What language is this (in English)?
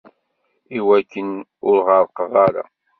Kabyle